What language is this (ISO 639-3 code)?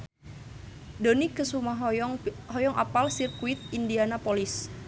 sun